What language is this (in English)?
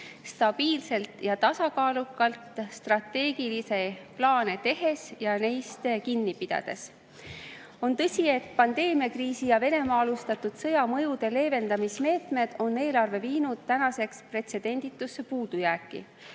Estonian